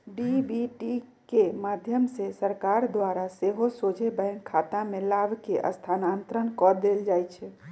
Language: Magahi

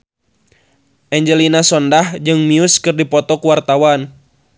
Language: Sundanese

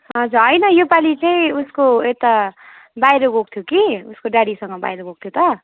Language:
Nepali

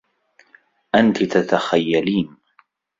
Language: Arabic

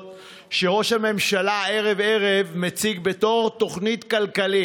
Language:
Hebrew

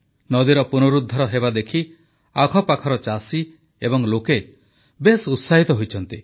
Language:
Odia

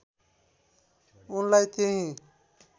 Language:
Nepali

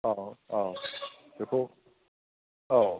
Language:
Bodo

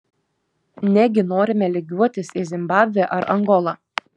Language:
Lithuanian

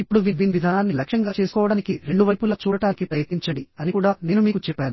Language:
Telugu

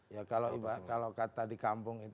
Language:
Indonesian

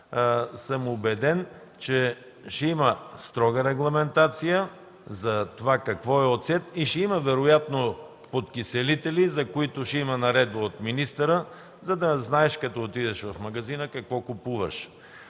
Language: Bulgarian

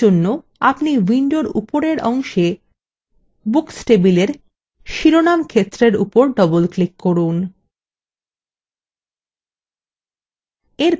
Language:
Bangla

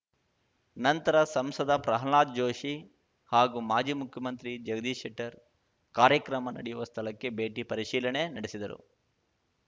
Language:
Kannada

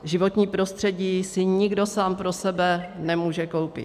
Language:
Czech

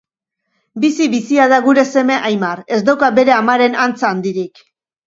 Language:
Basque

